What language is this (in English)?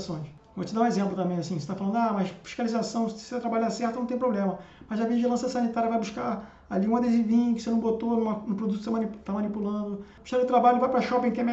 Portuguese